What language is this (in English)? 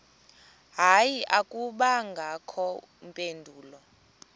Xhosa